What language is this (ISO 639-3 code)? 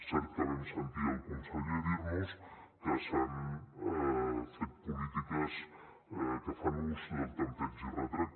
cat